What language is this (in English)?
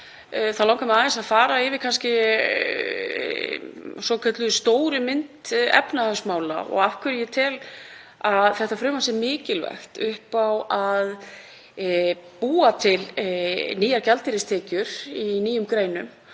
Icelandic